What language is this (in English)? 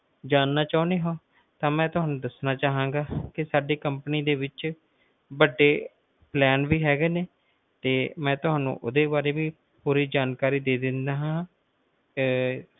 Punjabi